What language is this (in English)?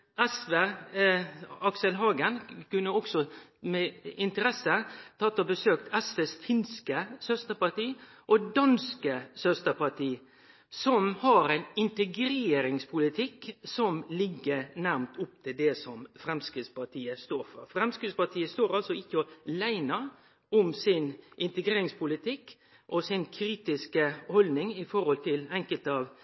Norwegian Nynorsk